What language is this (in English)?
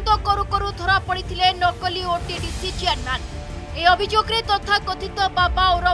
Hindi